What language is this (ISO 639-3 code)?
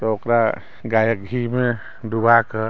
mai